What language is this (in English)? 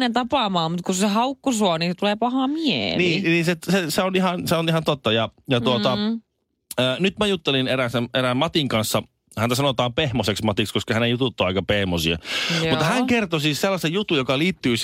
Finnish